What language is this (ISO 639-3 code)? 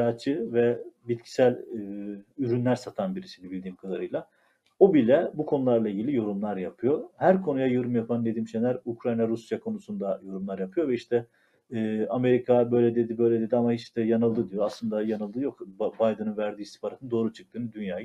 tur